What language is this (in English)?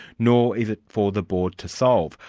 English